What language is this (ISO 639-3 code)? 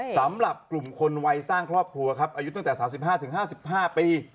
tha